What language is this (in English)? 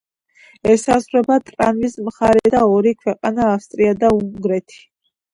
Georgian